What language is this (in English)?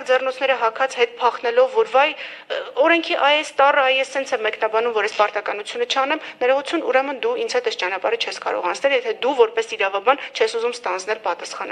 Romanian